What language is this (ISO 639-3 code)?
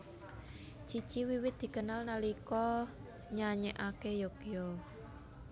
jav